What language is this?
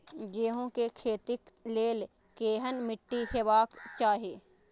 Maithili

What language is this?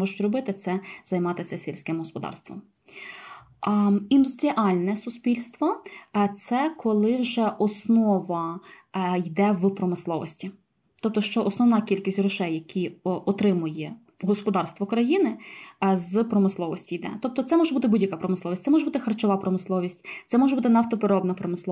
Ukrainian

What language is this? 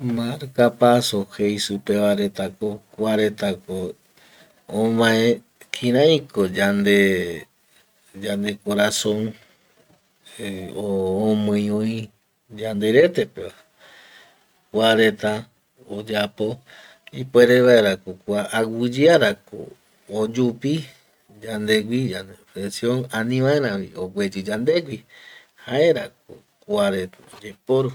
Eastern Bolivian Guaraní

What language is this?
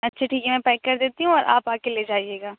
Urdu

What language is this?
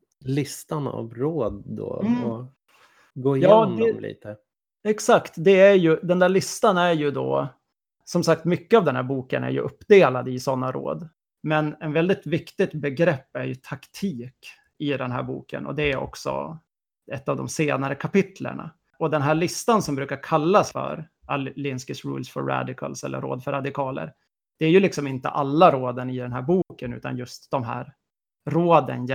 Swedish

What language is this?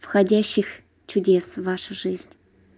Russian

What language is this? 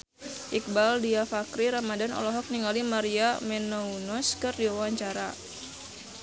Sundanese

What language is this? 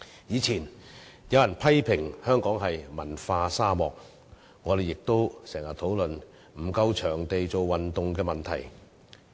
Cantonese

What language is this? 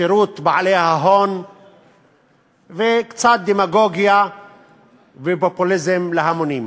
Hebrew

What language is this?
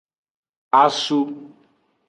Aja (Benin)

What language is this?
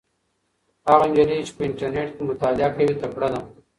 Pashto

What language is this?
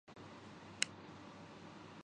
Urdu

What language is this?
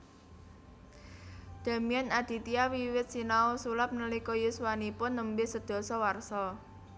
Javanese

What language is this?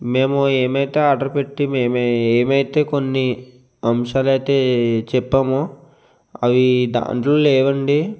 Telugu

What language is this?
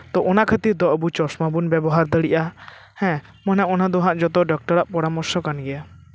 Santali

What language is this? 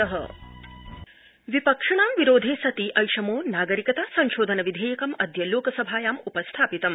Sanskrit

